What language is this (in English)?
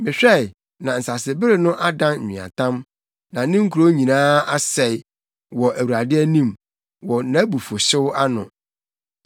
Akan